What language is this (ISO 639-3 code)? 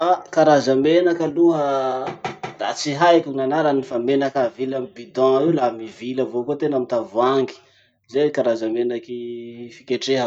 msh